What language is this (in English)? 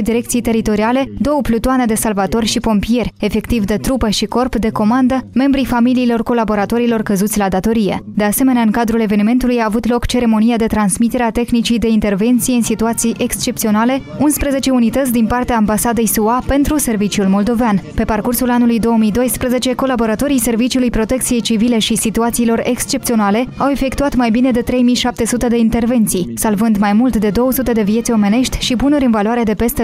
Romanian